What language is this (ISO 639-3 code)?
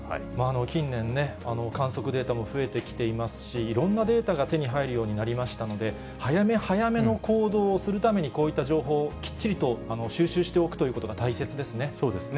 jpn